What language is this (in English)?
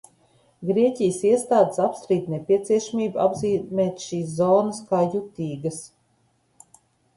Latvian